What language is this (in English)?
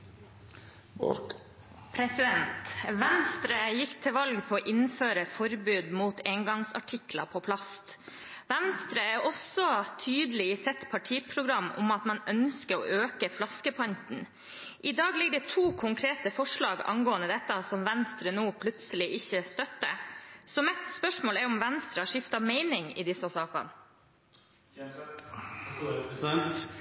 Norwegian